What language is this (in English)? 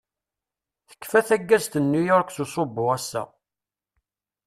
Kabyle